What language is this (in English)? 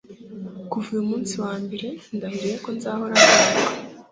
Kinyarwanda